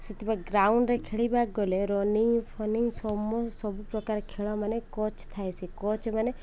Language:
Odia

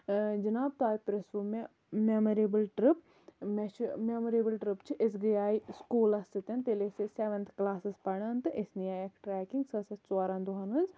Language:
Kashmiri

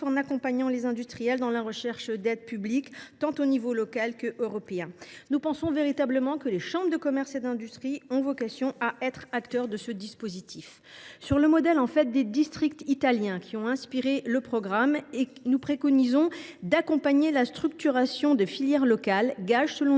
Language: French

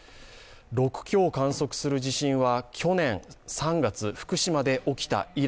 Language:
Japanese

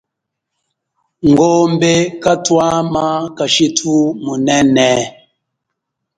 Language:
Chokwe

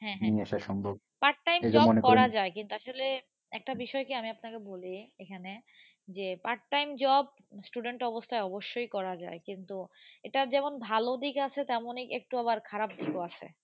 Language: Bangla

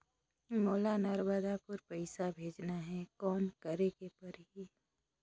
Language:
Chhattisgarhi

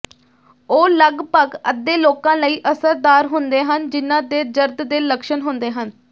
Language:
Punjabi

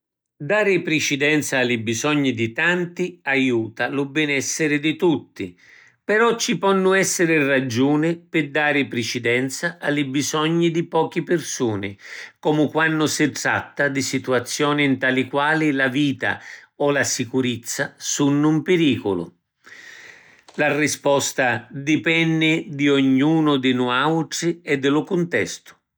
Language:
Sicilian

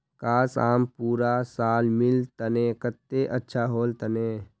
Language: Magahi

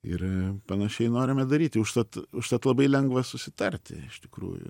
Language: Lithuanian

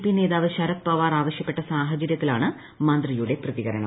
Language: Malayalam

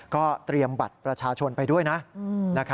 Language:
Thai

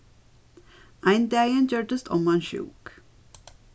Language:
Faroese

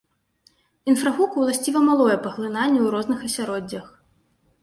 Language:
Belarusian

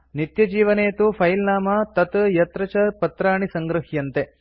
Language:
Sanskrit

